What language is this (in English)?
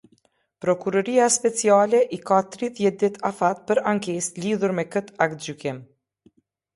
Albanian